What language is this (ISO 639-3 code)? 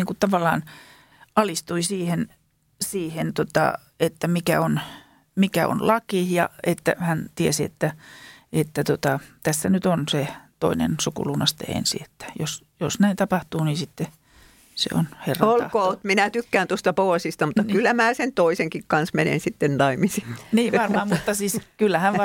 fin